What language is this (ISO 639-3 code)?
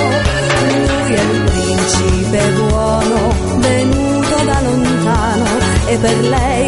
ell